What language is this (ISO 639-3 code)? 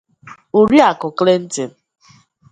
ibo